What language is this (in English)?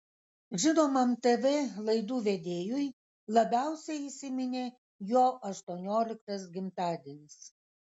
Lithuanian